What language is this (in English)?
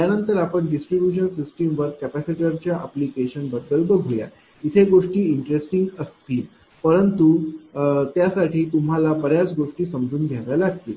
Marathi